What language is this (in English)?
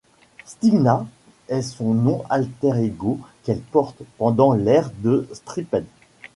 French